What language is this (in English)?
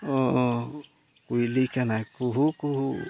Santali